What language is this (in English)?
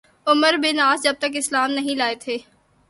Urdu